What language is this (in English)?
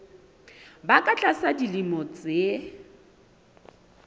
Southern Sotho